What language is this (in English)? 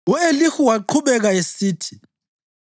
North Ndebele